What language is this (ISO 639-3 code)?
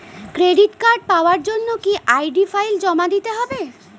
ben